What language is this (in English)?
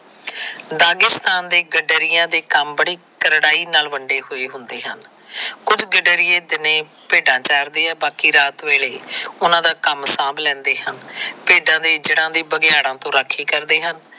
Punjabi